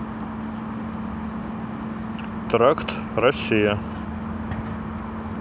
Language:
Russian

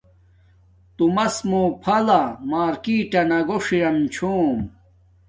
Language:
Domaaki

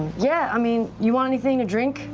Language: English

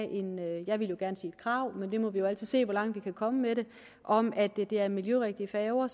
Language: Danish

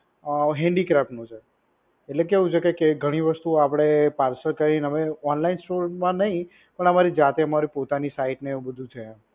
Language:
Gujarati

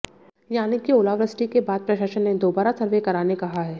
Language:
Hindi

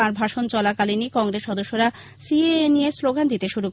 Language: Bangla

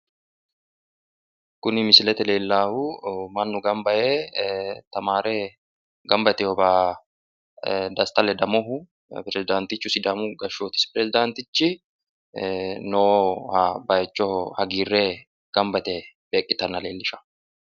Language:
Sidamo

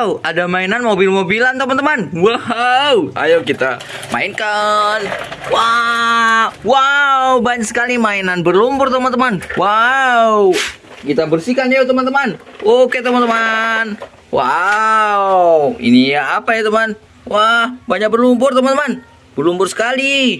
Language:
Indonesian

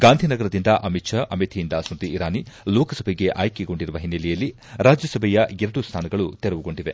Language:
Kannada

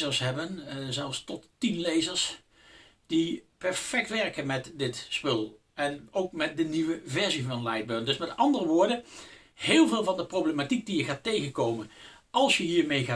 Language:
Dutch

